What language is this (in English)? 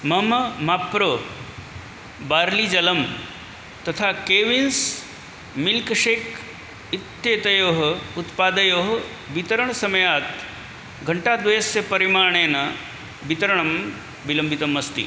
Sanskrit